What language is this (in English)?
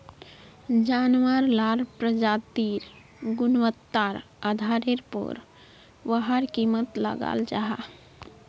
Magahi